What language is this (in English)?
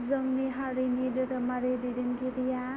Bodo